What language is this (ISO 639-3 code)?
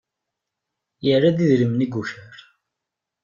kab